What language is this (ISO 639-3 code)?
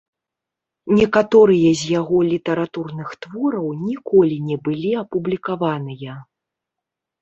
bel